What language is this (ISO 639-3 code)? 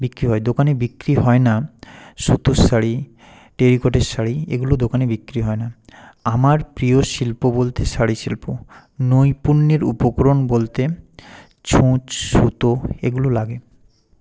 ben